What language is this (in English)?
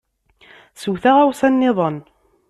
Kabyle